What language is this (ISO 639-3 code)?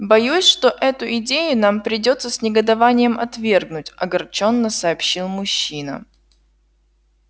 rus